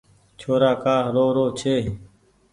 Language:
Goaria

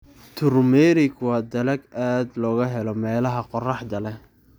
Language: Somali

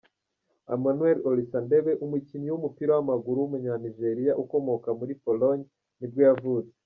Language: Kinyarwanda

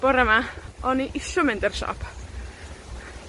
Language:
Welsh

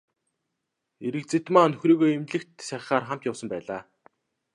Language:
Mongolian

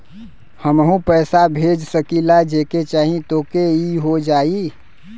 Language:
Bhojpuri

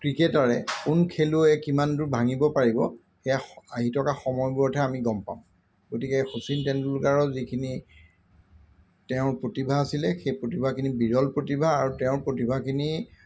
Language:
Assamese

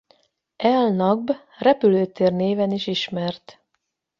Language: Hungarian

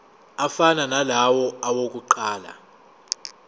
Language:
Zulu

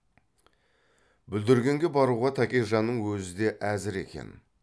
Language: Kazakh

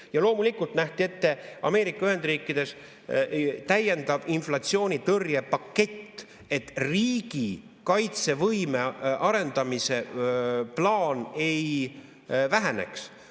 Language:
Estonian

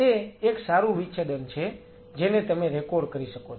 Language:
Gujarati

